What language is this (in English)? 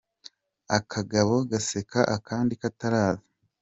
Kinyarwanda